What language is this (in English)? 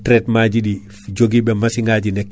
Fula